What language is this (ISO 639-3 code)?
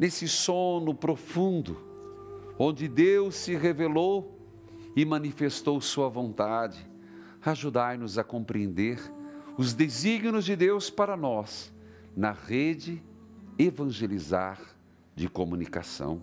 por